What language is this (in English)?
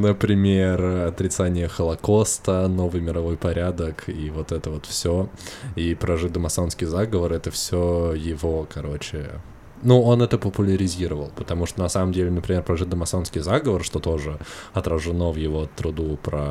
Russian